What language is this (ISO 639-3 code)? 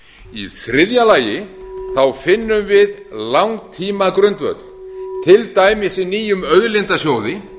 isl